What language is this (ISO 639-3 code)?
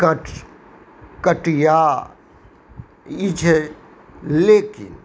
mai